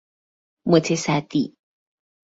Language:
Persian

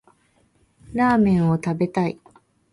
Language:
Japanese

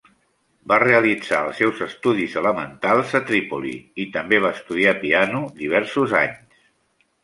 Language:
Catalan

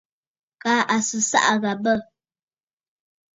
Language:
Bafut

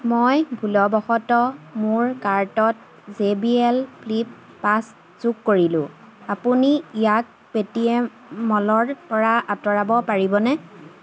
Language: Assamese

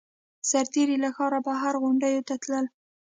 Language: Pashto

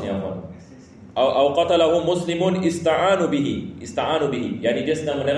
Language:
Malay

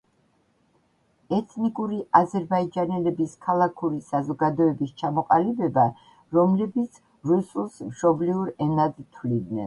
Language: Georgian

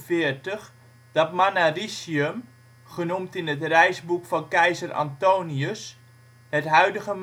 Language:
Dutch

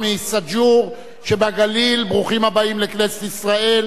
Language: Hebrew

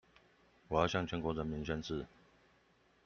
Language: Chinese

